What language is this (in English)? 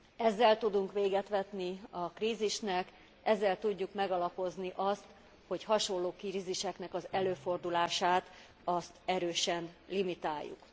Hungarian